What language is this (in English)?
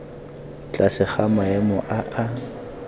Tswana